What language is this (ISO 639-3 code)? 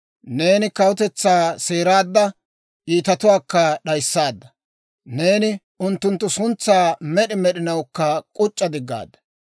dwr